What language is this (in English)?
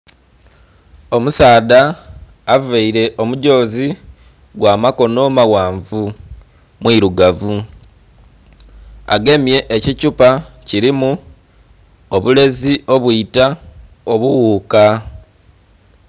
Soga